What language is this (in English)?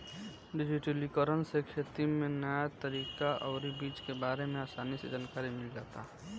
Bhojpuri